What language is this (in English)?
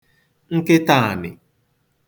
Igbo